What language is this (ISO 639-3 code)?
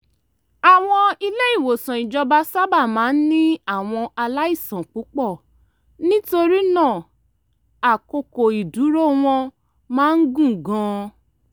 yor